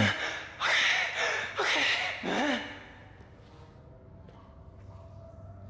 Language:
German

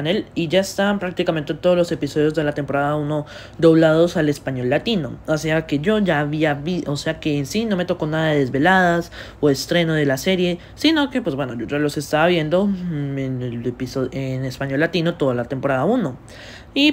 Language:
Spanish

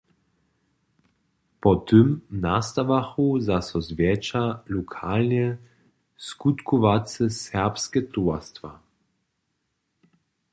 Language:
Upper Sorbian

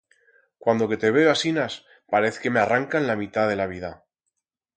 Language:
Aragonese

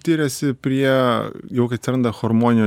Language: Lithuanian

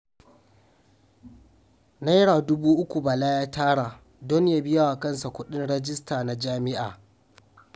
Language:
Hausa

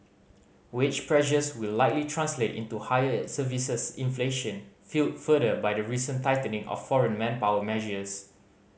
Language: English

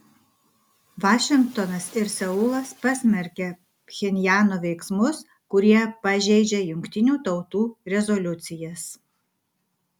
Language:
Lithuanian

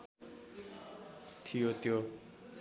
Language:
Nepali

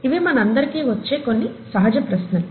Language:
Telugu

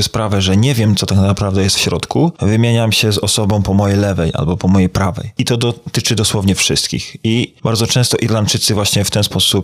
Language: Polish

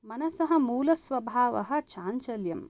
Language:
Sanskrit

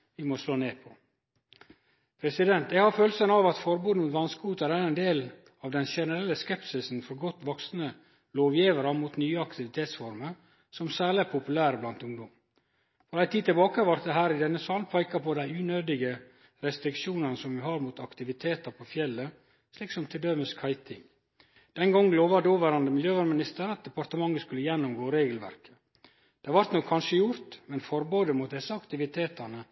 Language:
Norwegian Nynorsk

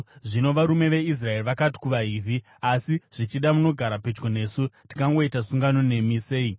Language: Shona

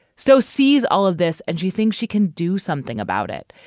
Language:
English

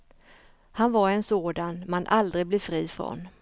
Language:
Swedish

